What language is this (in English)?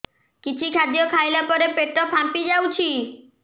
Odia